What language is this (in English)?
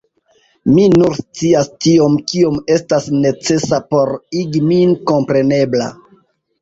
Esperanto